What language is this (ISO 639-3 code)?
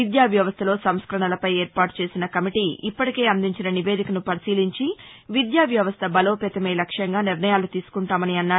tel